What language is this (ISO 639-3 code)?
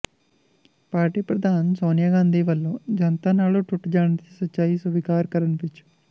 pan